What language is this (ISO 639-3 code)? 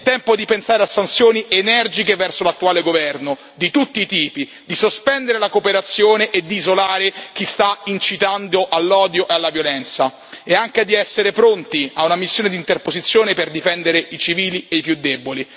ita